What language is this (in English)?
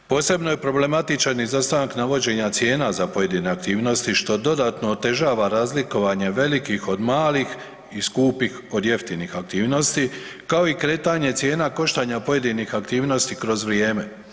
Croatian